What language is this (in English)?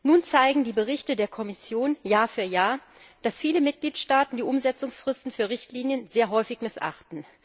German